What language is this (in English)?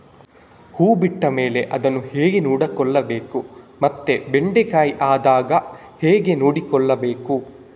Kannada